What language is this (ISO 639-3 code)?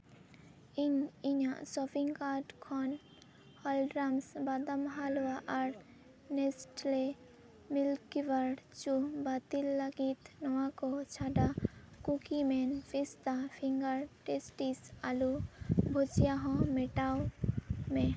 sat